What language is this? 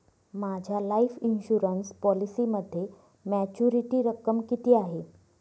Marathi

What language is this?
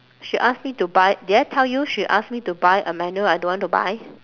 English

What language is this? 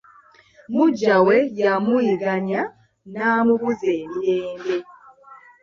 Ganda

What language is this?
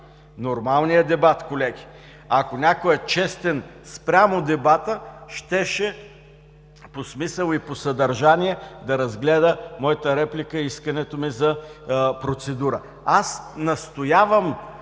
Bulgarian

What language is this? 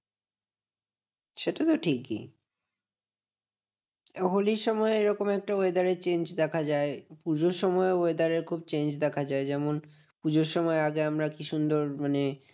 Bangla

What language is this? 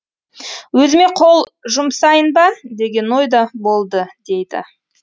Kazakh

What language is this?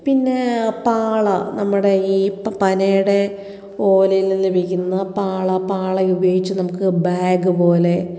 Malayalam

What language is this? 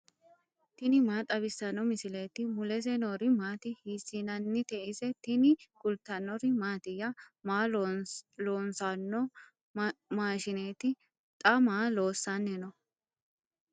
Sidamo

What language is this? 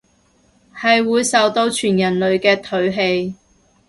Cantonese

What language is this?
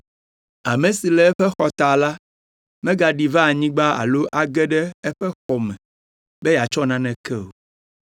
Ewe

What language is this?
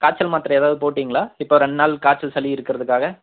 Tamil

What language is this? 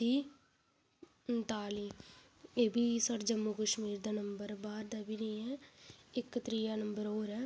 Dogri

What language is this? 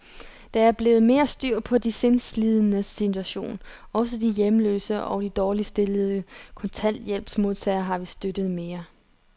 Danish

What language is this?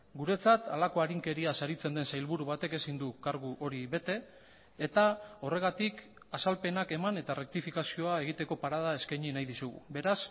Basque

